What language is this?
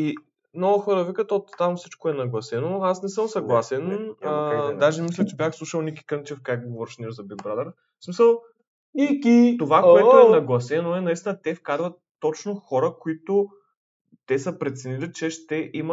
Bulgarian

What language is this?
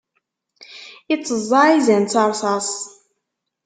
Kabyle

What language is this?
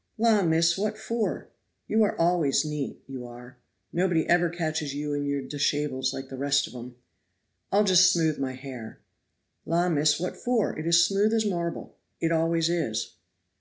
English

